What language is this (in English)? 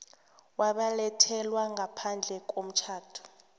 South Ndebele